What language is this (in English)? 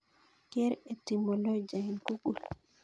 Kalenjin